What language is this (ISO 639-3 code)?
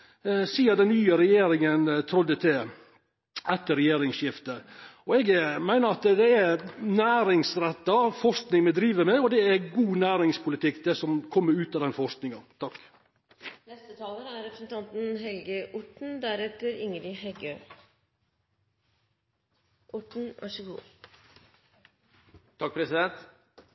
nno